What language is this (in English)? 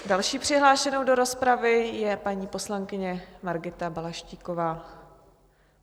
Czech